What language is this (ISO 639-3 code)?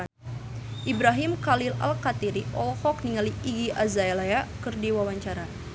sun